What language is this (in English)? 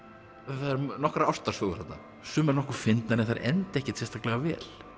Icelandic